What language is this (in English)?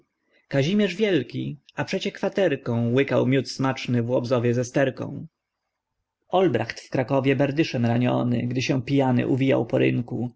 Polish